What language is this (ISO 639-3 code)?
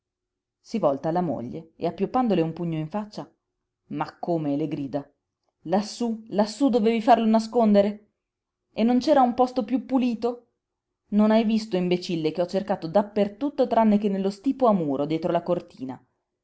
ita